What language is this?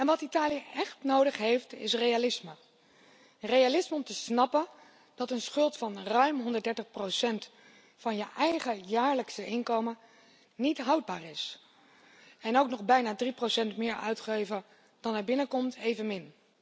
Dutch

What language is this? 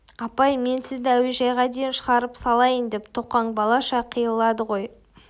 Kazakh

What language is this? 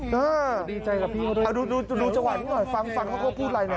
Thai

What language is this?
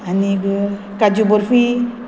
Konkani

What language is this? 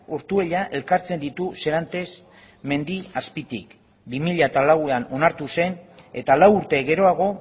Basque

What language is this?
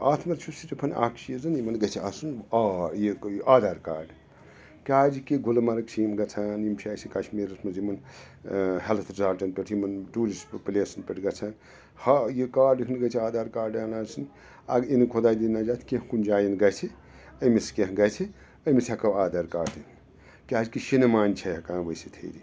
Kashmiri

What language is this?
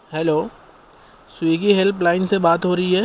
Urdu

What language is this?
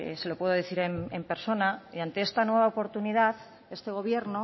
Spanish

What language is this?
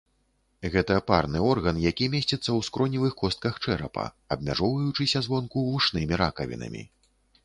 Belarusian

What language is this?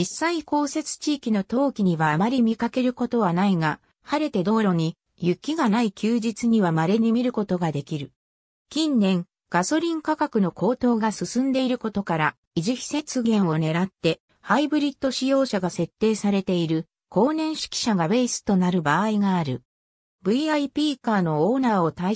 Japanese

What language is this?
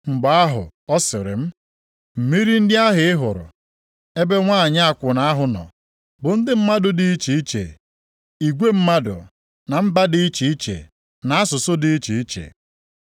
Igbo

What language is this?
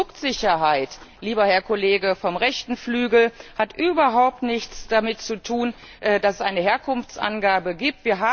German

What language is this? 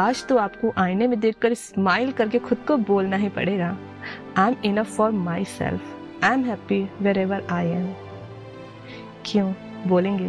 Hindi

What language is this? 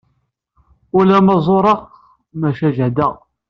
Kabyle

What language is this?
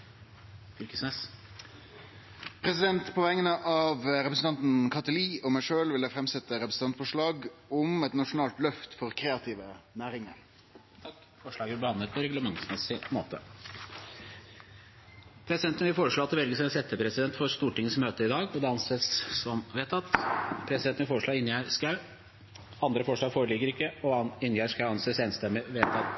Norwegian Nynorsk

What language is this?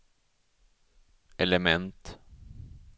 Swedish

